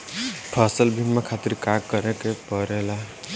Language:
Bhojpuri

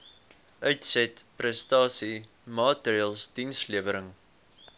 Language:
Afrikaans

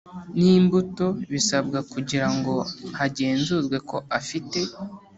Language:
Kinyarwanda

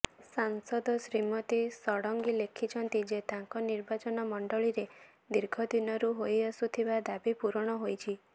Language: Odia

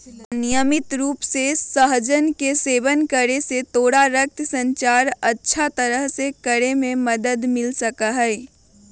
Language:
Magahi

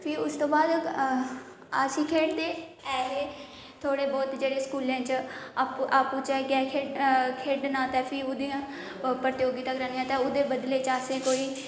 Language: Dogri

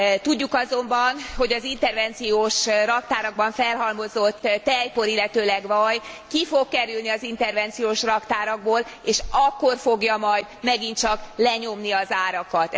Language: Hungarian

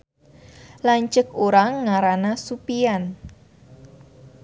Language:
Sundanese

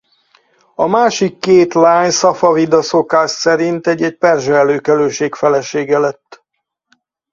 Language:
Hungarian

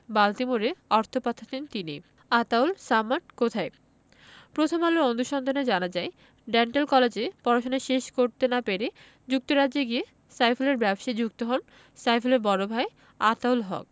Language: Bangla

